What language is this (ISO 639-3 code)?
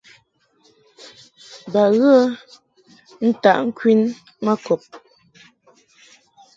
mhk